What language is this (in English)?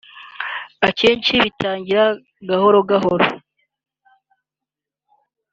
Kinyarwanda